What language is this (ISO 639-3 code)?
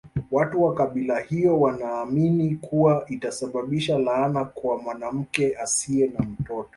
swa